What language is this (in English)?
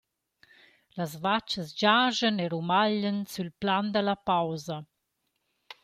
Romansh